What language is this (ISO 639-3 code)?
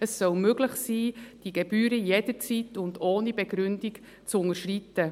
gsw